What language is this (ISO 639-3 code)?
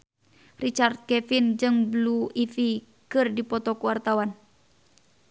sun